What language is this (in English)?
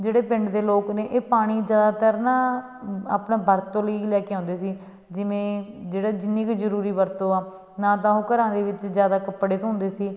Punjabi